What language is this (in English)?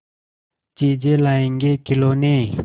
Hindi